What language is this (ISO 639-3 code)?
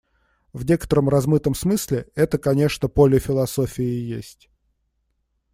rus